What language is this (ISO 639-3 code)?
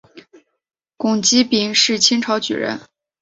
zho